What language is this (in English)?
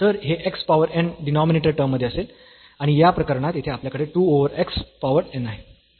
Marathi